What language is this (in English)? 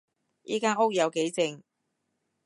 Cantonese